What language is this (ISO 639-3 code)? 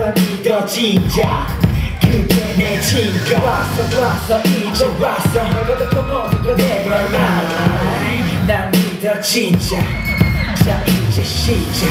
kor